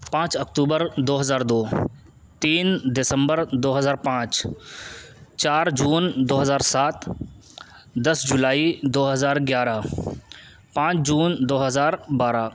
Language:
Urdu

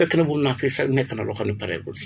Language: Wolof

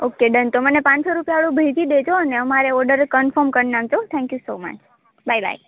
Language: Gujarati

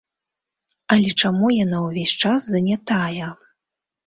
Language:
Belarusian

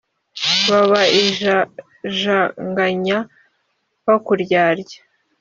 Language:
Kinyarwanda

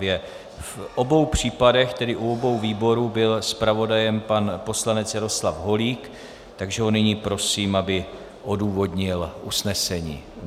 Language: Czech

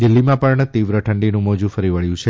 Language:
Gujarati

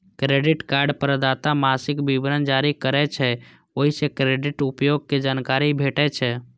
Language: Maithili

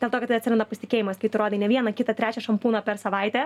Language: Lithuanian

